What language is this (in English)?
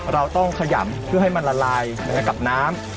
Thai